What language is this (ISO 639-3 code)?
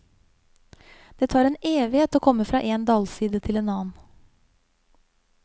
nor